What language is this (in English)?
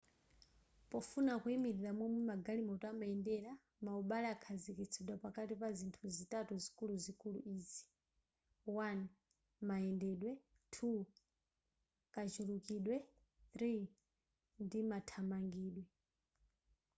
Nyanja